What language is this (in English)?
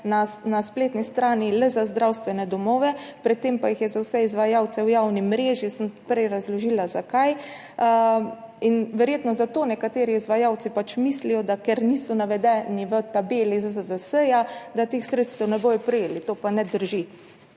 Slovenian